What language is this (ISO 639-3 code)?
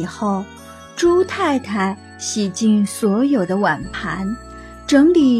zho